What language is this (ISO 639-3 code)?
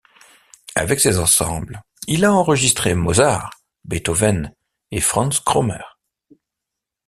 fra